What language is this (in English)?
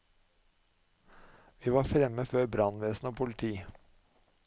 Norwegian